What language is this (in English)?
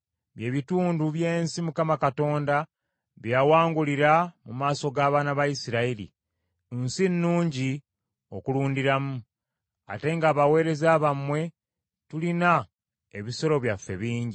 Ganda